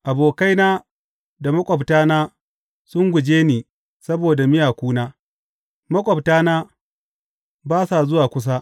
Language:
Hausa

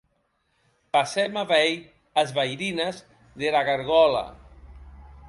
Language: Occitan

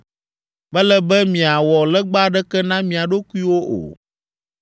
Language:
Ewe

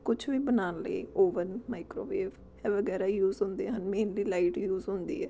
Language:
Punjabi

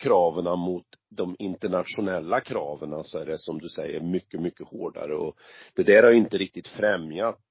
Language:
Swedish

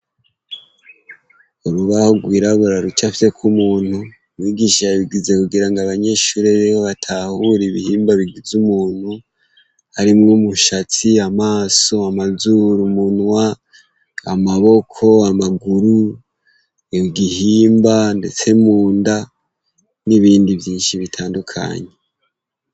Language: Rundi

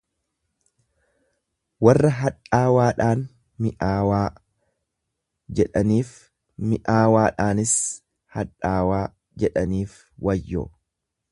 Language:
Oromo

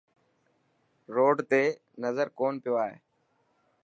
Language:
Dhatki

